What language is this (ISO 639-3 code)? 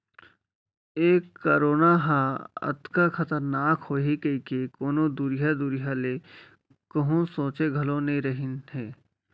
hne